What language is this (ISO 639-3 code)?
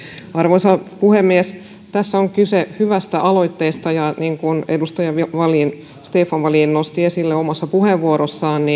fin